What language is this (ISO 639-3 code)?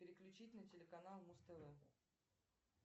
rus